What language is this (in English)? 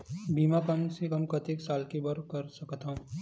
Chhattisgarhi